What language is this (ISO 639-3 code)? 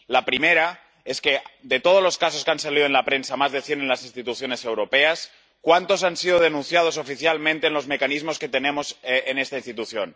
spa